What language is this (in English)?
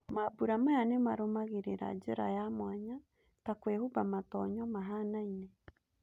Kikuyu